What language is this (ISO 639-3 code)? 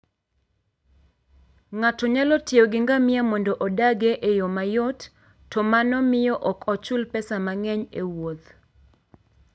luo